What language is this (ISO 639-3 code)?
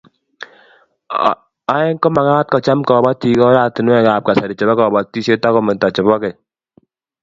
kln